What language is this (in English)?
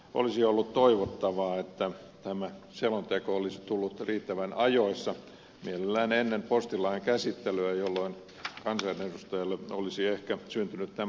Finnish